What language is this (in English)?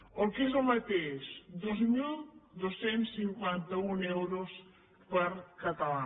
Catalan